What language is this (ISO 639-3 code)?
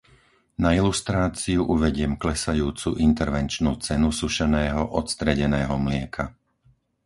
slk